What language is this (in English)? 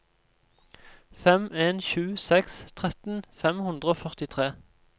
Norwegian